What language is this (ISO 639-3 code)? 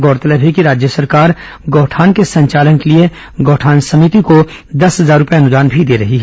hin